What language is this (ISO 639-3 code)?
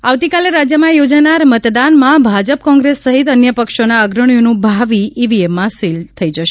guj